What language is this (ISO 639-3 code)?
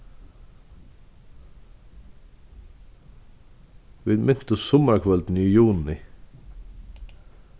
fao